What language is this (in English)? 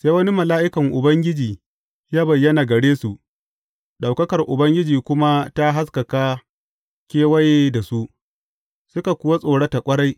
Hausa